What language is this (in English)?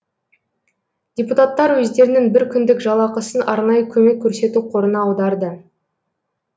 Kazakh